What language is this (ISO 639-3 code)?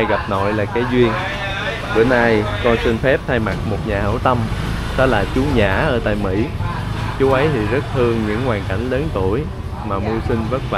vie